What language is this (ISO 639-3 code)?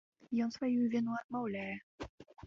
bel